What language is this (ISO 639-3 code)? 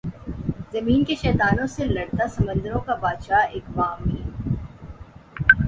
urd